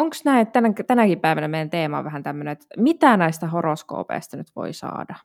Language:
Finnish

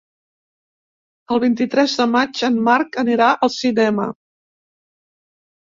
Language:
Catalan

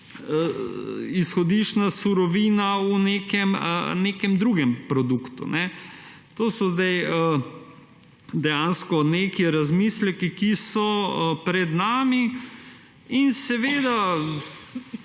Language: Slovenian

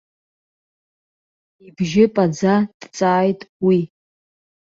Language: Abkhazian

